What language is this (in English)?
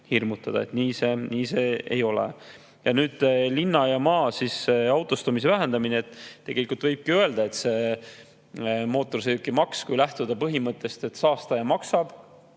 Estonian